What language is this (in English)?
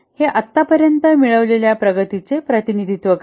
Marathi